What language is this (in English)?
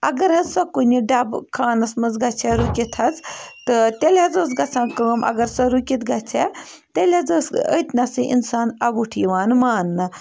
Kashmiri